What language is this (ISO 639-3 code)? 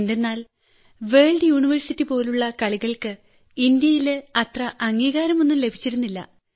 mal